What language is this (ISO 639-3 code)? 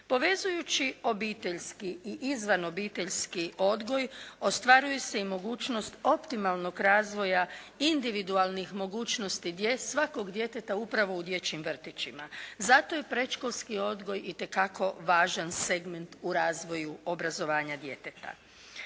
hrv